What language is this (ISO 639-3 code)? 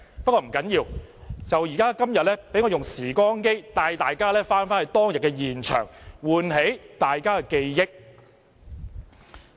yue